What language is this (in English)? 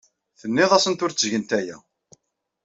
Kabyle